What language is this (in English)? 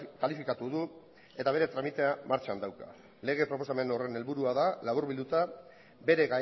Basque